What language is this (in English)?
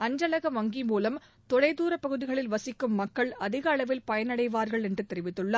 Tamil